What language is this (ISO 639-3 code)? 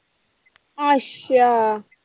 pan